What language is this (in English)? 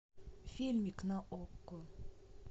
Russian